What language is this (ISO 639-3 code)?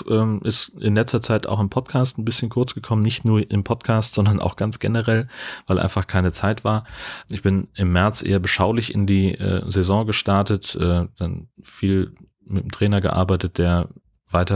deu